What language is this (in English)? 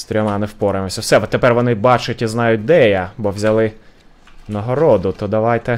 Ukrainian